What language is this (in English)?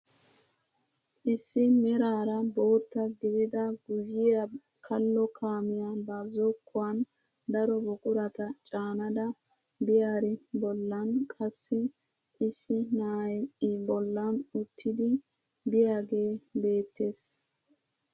Wolaytta